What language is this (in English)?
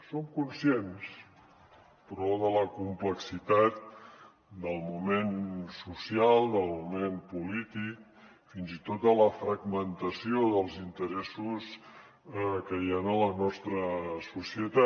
Catalan